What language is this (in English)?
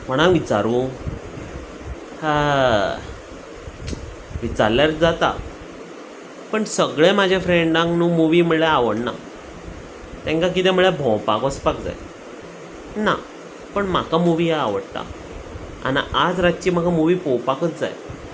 Konkani